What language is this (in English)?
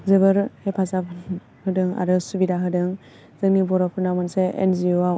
Bodo